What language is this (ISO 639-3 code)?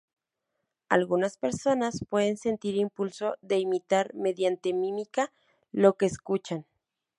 spa